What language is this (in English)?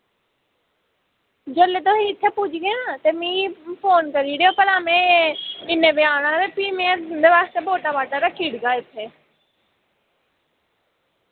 Dogri